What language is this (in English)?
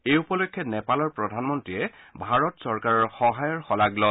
Assamese